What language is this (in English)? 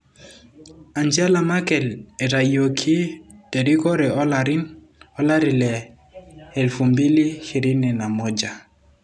Masai